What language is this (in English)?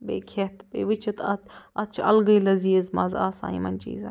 Kashmiri